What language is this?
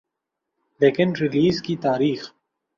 Urdu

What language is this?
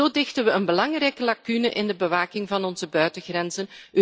Dutch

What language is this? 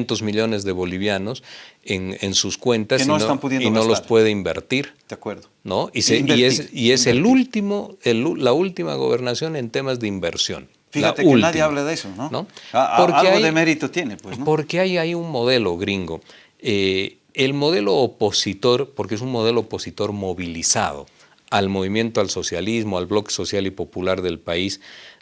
Spanish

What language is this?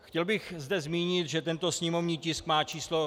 Czech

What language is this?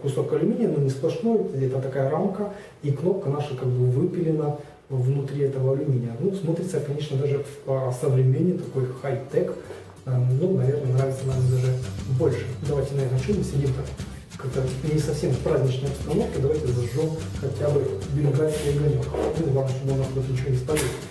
Russian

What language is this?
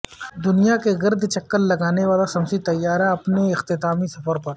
Urdu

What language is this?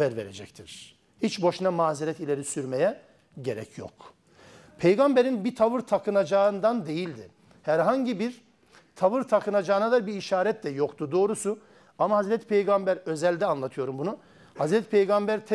Turkish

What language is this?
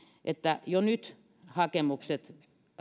Finnish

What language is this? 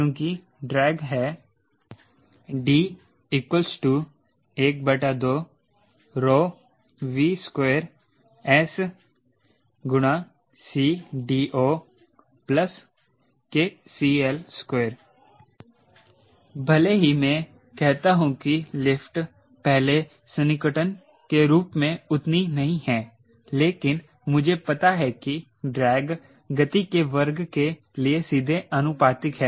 Hindi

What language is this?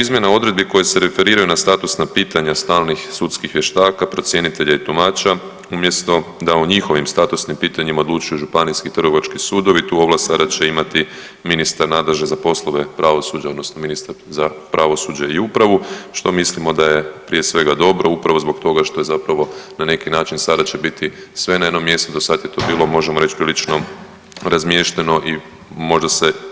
Croatian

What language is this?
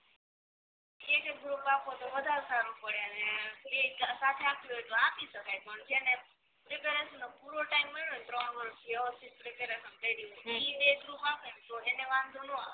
Gujarati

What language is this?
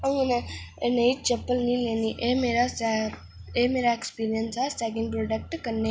Dogri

